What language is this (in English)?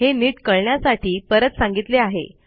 Marathi